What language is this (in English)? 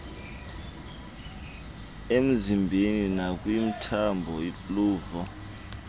Xhosa